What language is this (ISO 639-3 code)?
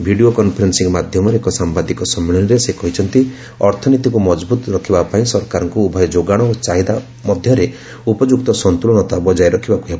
ori